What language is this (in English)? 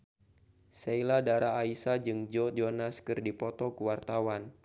Sundanese